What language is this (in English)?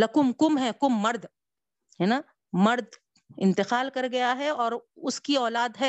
Urdu